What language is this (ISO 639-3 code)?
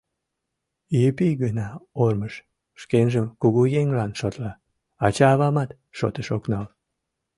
chm